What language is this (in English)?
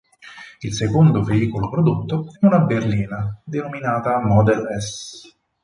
Italian